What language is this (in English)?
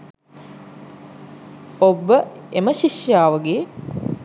Sinhala